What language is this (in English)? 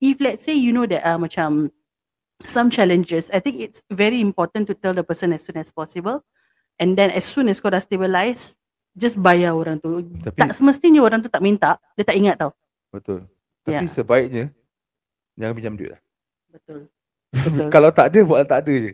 Malay